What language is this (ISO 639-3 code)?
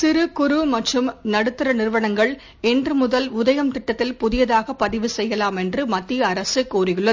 tam